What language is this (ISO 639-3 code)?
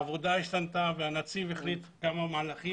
heb